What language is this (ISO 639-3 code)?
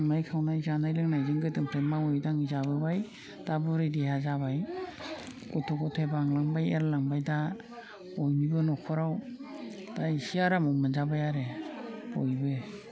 brx